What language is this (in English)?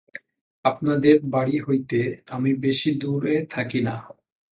Bangla